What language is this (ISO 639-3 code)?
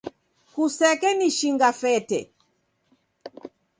dav